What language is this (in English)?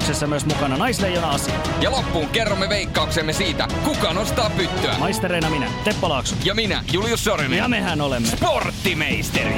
Finnish